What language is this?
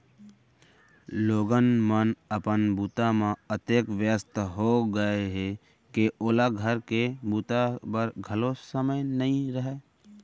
Chhattisgarhi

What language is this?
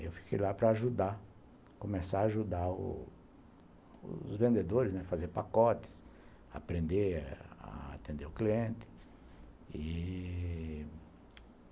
Portuguese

